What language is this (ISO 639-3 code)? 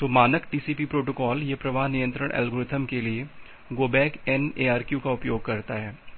hin